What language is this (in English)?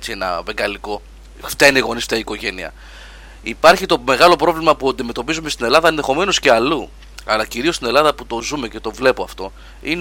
Greek